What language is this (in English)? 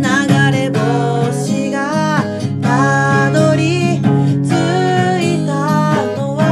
Japanese